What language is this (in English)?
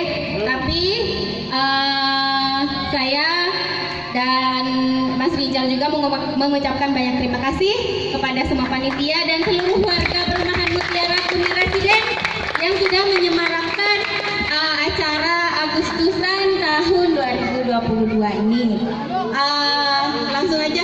Indonesian